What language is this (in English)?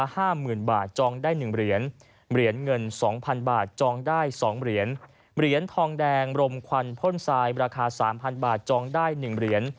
Thai